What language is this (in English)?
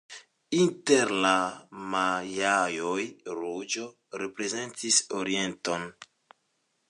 Esperanto